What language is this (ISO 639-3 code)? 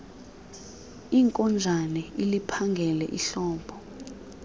xho